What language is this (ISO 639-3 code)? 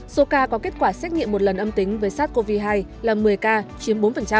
vie